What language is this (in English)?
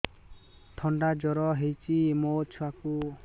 Odia